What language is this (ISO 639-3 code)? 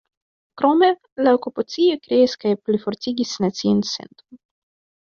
epo